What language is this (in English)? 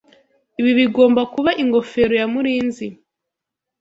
Kinyarwanda